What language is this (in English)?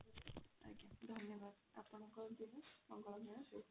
Odia